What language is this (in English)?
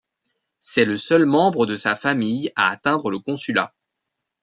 French